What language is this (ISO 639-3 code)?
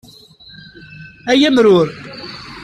kab